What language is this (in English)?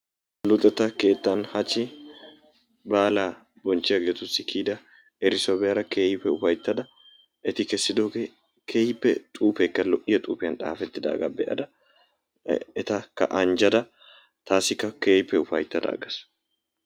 Wolaytta